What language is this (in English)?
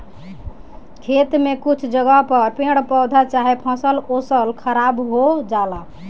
Bhojpuri